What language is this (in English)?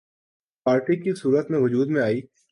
Urdu